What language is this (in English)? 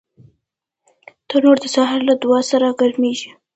Pashto